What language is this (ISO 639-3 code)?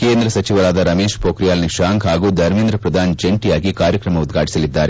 kan